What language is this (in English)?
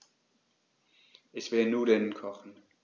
German